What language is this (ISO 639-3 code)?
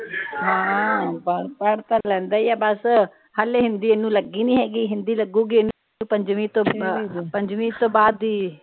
pan